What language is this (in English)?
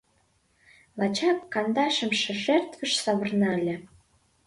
Mari